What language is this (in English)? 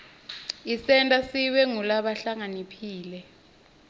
Swati